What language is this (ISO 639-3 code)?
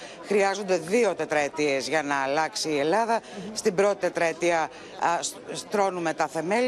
ell